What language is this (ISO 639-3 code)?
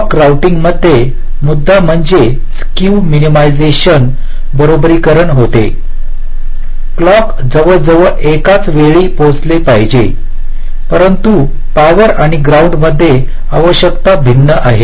mar